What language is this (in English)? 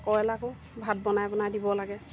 Assamese